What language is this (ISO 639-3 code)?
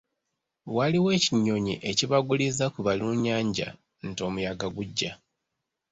lug